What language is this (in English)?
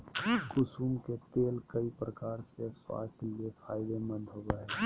Magahi